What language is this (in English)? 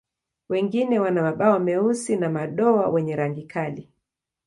Swahili